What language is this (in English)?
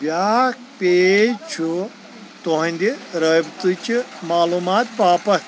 Kashmiri